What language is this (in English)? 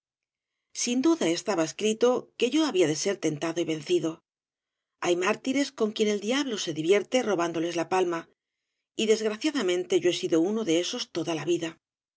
Spanish